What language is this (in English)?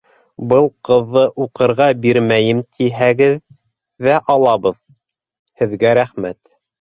Bashkir